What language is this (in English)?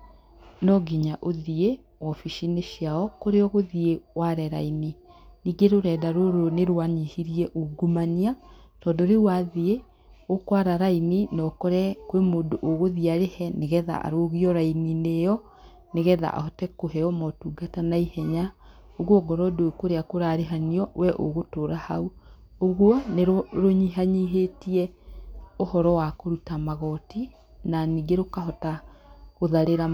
Kikuyu